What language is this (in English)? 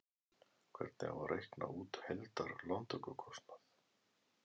Icelandic